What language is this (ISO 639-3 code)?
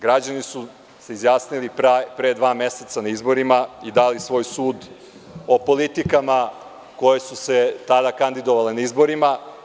srp